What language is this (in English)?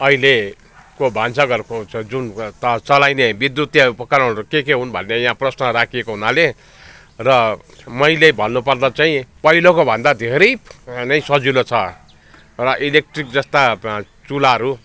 Nepali